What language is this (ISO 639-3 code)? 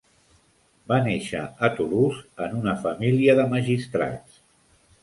cat